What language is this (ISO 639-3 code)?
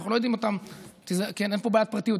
heb